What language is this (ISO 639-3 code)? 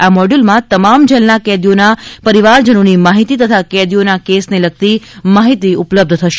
guj